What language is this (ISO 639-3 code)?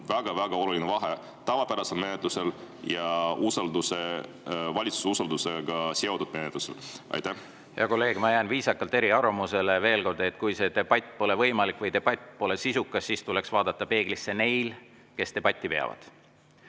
est